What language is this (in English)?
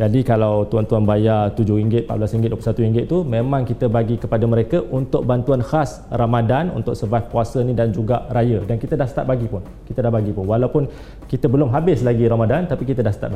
Malay